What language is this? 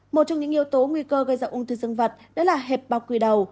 Vietnamese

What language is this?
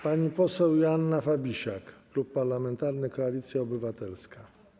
Polish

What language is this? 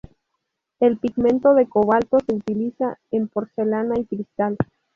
Spanish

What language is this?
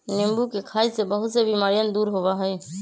Magahi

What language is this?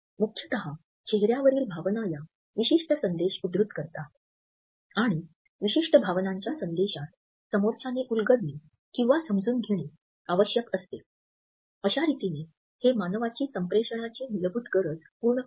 Marathi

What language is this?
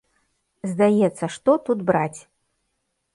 Belarusian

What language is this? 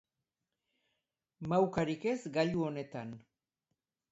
Basque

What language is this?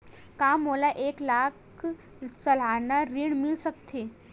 Chhattisgarhi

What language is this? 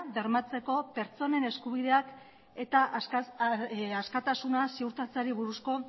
Basque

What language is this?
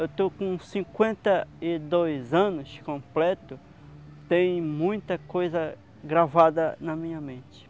Portuguese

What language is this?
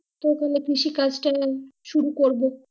Bangla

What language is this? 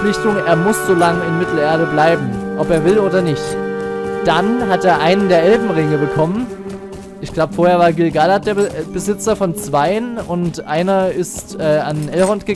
German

